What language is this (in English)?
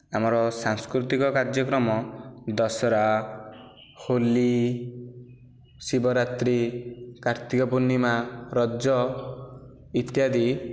Odia